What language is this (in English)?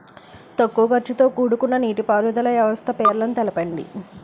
Telugu